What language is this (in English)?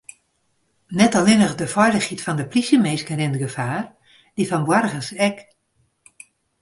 Western Frisian